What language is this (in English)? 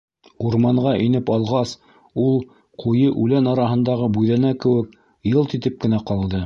Bashkir